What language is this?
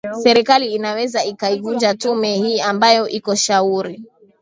Swahili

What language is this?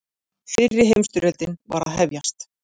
Icelandic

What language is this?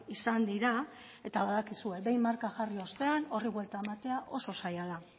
Basque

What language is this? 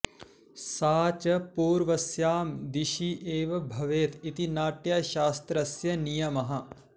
Sanskrit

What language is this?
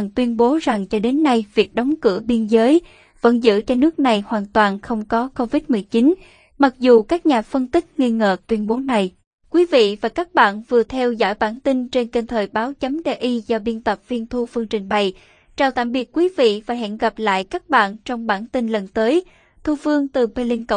Vietnamese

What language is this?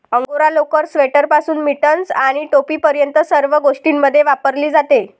Marathi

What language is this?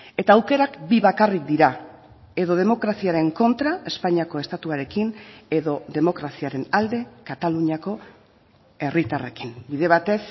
Basque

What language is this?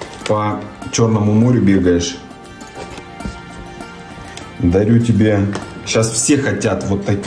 Russian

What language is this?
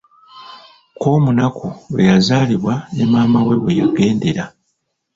Ganda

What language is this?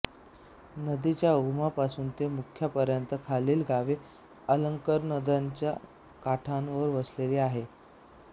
Marathi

